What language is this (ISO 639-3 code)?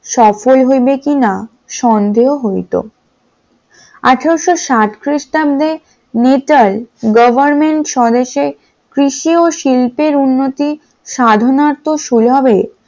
ben